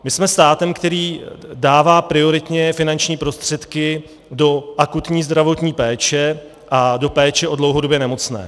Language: Czech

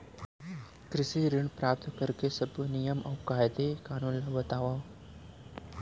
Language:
Chhattisgarhi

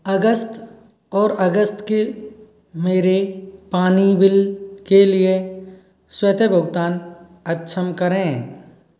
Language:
Hindi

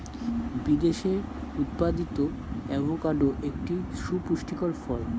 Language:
Bangla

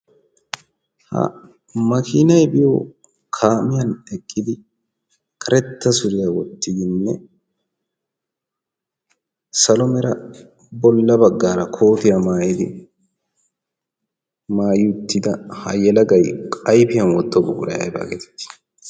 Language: Wolaytta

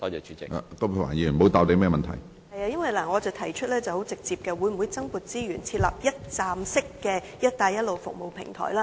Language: Cantonese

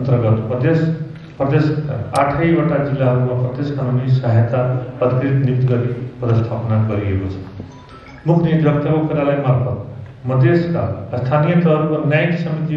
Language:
Hindi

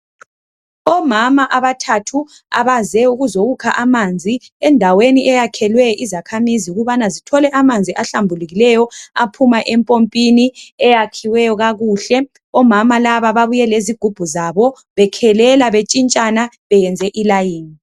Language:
North Ndebele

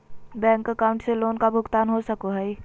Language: Magahi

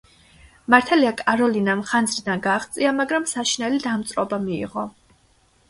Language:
Georgian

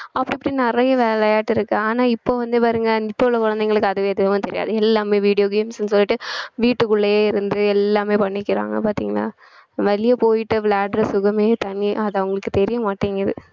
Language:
Tamil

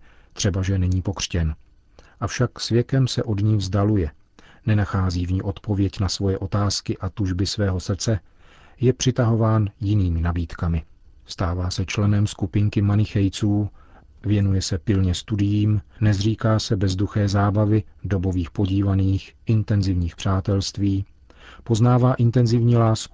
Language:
Czech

